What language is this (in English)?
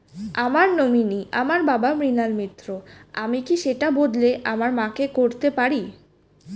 Bangla